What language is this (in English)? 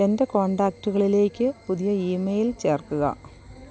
Malayalam